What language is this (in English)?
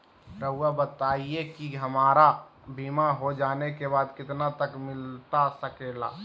Magahi